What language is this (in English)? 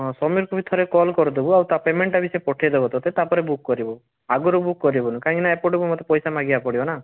Odia